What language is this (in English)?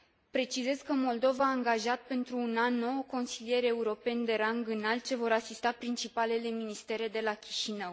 Romanian